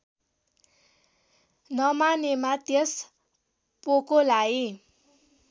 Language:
Nepali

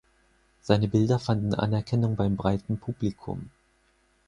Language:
German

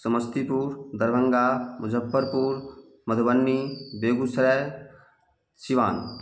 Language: Maithili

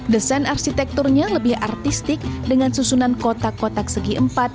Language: Indonesian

